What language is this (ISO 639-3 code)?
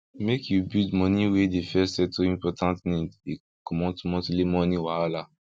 pcm